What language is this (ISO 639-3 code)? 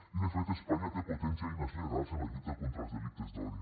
cat